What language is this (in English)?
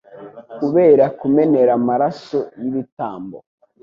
Kinyarwanda